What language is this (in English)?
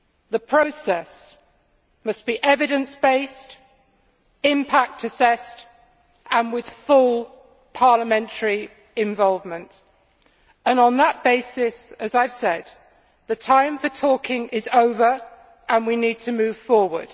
English